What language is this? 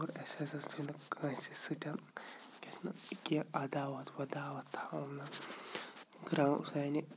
Kashmiri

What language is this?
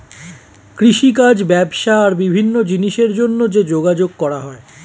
Bangla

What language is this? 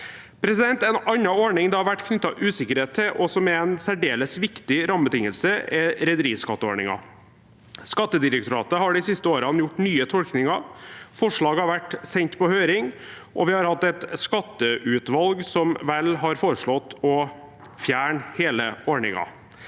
Norwegian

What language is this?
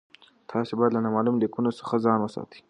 Pashto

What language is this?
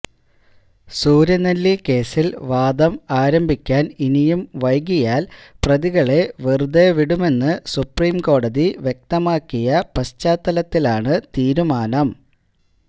Malayalam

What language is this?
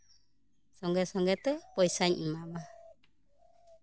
Santali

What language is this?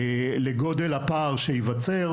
Hebrew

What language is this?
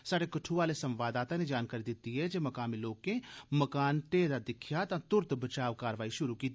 Dogri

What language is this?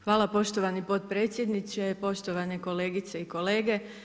Croatian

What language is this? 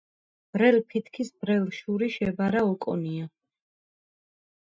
Georgian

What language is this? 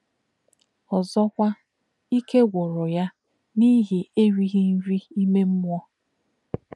Igbo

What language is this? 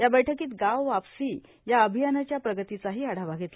Marathi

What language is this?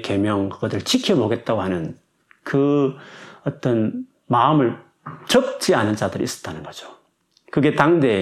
Korean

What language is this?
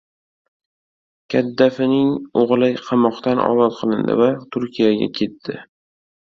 Uzbek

